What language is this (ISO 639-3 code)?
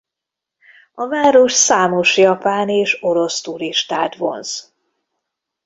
hun